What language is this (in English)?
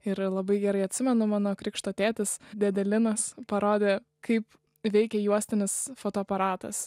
Lithuanian